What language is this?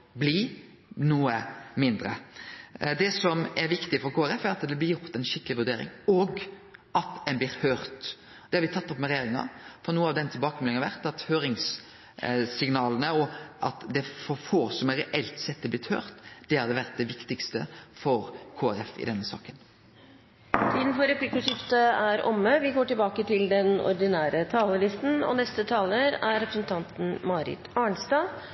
Norwegian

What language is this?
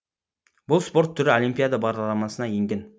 Kazakh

